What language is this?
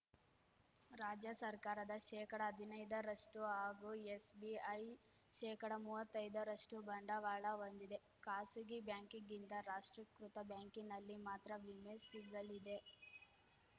Kannada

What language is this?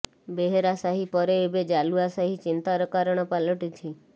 Odia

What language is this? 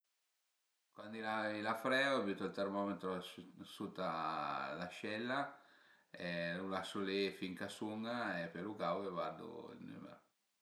Piedmontese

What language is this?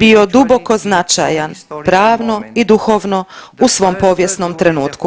Croatian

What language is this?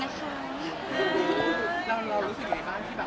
Thai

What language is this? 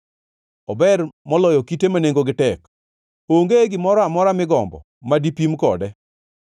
Luo (Kenya and Tanzania)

